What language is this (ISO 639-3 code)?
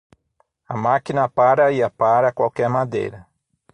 por